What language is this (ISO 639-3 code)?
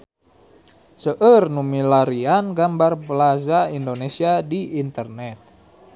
sun